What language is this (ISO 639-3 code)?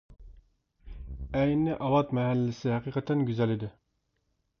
uig